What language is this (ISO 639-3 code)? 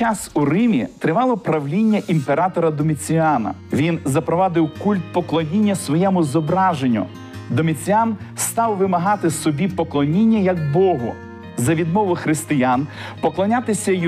ukr